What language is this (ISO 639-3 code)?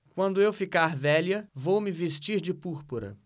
por